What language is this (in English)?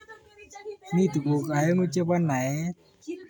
Kalenjin